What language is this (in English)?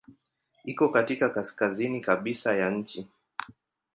Swahili